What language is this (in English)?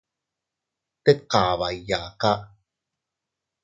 Teutila Cuicatec